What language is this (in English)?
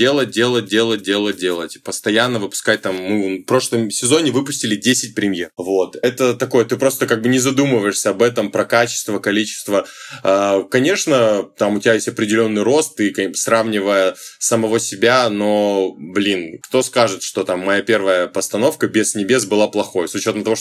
Russian